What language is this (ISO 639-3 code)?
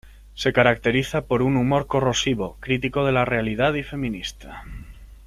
spa